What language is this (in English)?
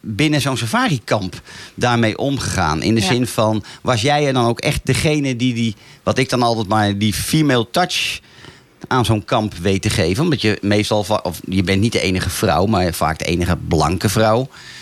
Dutch